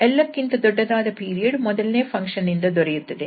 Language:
Kannada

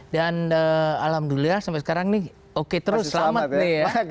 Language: Indonesian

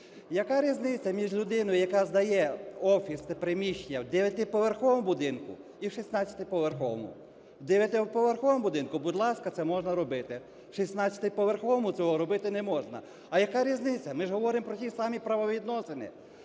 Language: Ukrainian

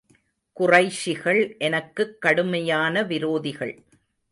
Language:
Tamil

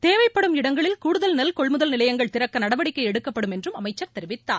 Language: Tamil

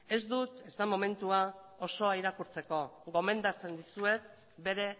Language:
Basque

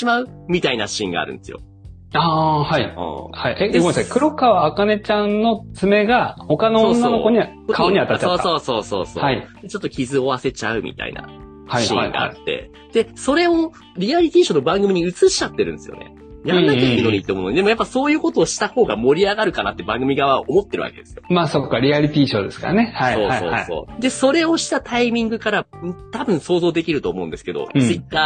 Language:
Japanese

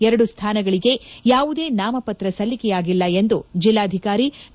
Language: Kannada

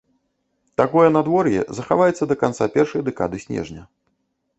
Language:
Belarusian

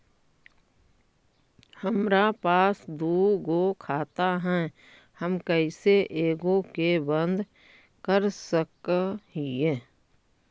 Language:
Magahi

